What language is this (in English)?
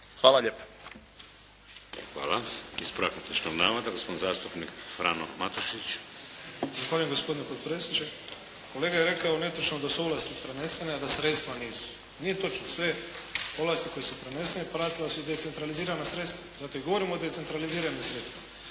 Croatian